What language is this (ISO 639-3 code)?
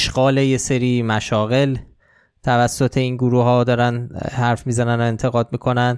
fas